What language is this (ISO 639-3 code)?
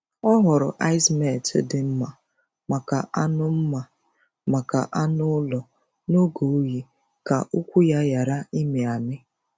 ibo